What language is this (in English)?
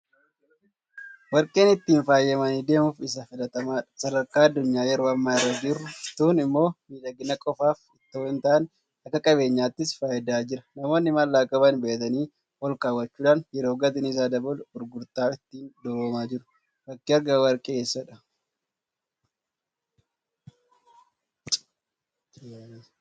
Oromo